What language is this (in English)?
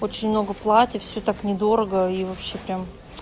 Russian